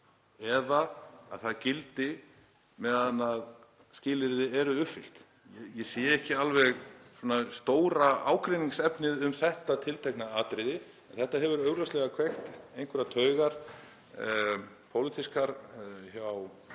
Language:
Icelandic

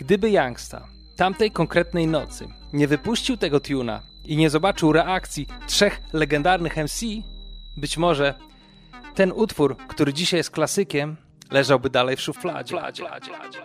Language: Polish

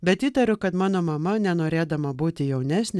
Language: Lithuanian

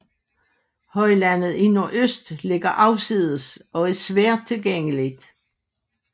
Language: Danish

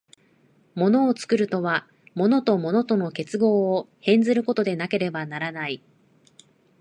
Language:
Japanese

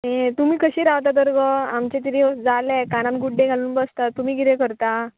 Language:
Konkani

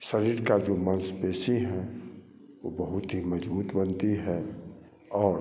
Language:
Hindi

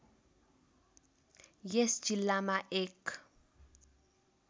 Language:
Nepali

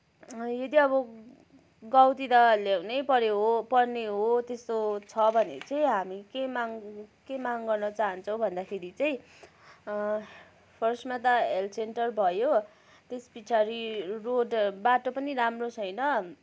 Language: Nepali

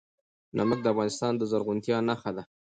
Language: Pashto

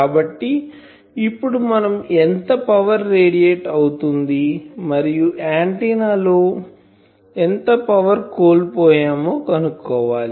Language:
Telugu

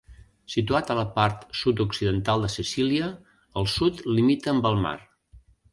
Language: Catalan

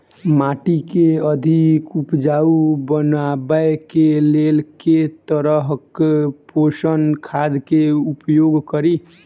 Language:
Maithili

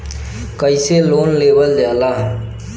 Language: Bhojpuri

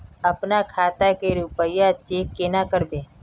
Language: Magahi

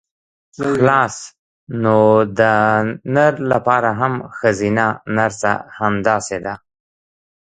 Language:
Pashto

